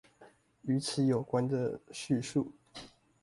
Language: Chinese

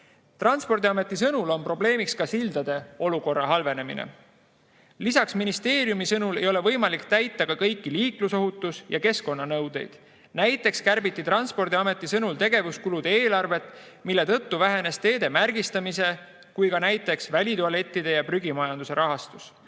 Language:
Estonian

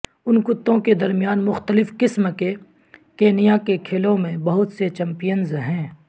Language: Urdu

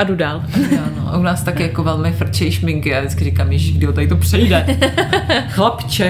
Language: Czech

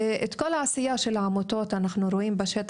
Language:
Hebrew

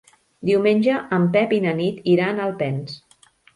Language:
Catalan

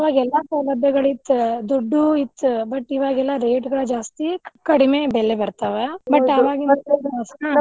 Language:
Kannada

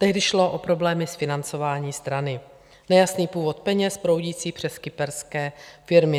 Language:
Czech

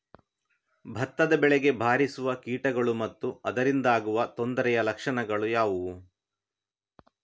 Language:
Kannada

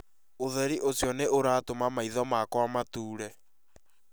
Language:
Kikuyu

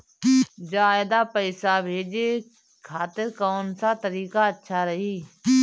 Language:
Bhojpuri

